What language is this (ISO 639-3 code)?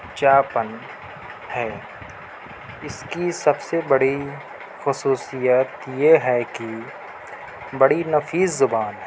urd